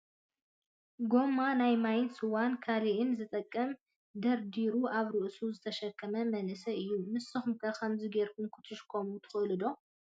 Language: Tigrinya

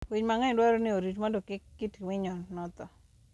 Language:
Luo (Kenya and Tanzania)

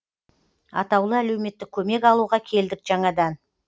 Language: Kazakh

